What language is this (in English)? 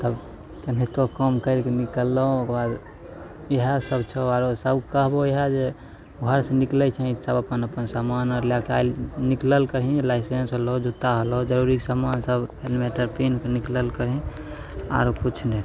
Maithili